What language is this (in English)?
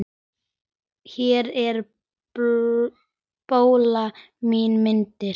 Icelandic